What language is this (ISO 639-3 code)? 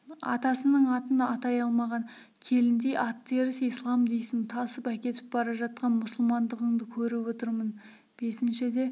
kaz